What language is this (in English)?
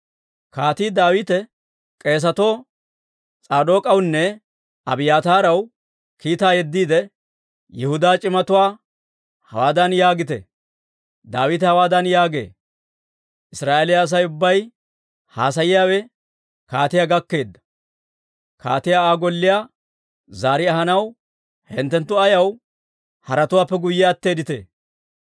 Dawro